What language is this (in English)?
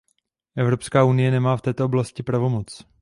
Czech